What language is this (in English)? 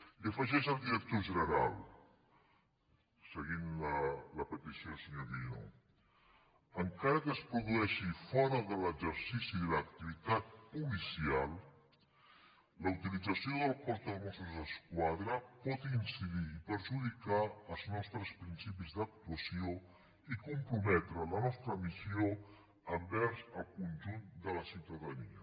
Catalan